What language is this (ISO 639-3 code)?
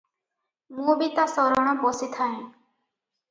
ori